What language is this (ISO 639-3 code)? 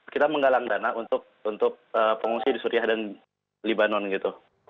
ind